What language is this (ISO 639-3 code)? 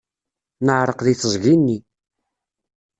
kab